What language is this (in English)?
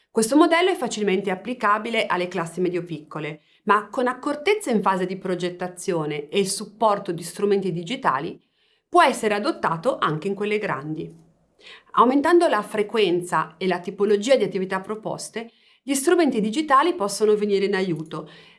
Italian